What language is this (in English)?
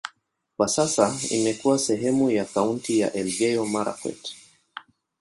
Swahili